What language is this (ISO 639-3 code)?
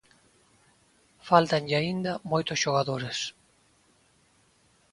glg